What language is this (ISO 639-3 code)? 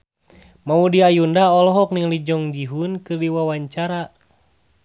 sun